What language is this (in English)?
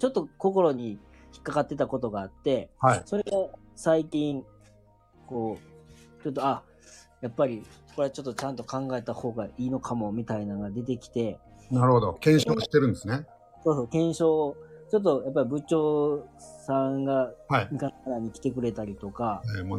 Japanese